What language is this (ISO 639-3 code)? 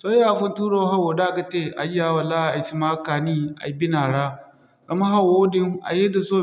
dje